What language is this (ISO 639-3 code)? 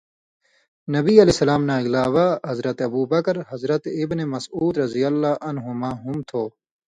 mvy